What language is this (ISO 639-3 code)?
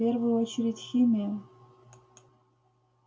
rus